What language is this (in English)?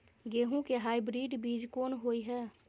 Maithili